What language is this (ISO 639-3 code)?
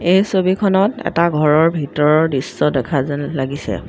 asm